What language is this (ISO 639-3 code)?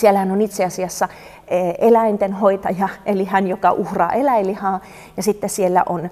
fin